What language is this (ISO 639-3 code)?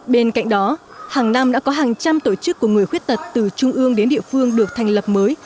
vie